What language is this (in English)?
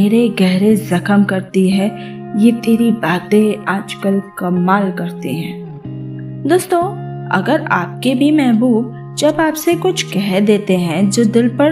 Hindi